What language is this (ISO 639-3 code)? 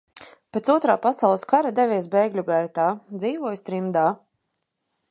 lav